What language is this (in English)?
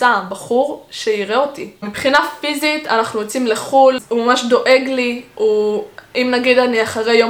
Hebrew